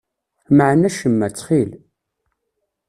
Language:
Kabyle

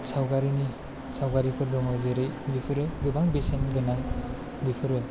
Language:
Bodo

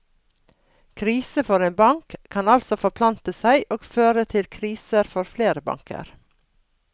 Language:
Norwegian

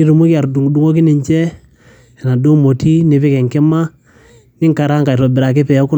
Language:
Masai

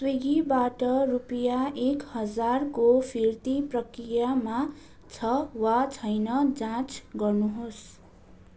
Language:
Nepali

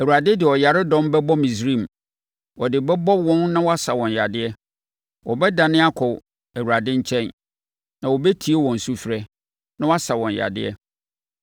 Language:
Akan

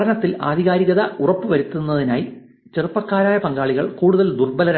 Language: Malayalam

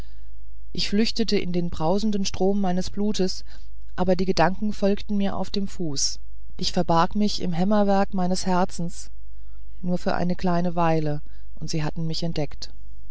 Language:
German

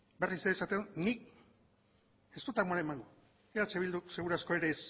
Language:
Basque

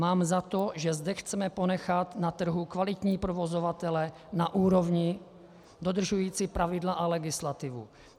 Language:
Czech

